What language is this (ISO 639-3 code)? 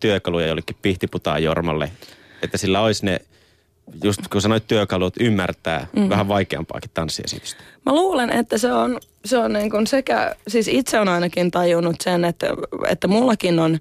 fin